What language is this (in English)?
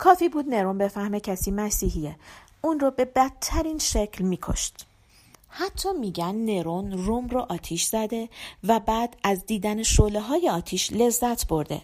Persian